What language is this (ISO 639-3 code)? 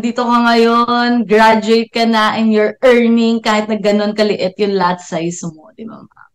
fil